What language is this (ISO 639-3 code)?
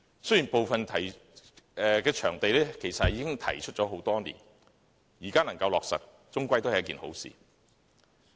yue